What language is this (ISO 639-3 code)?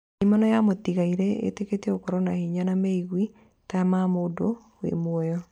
kik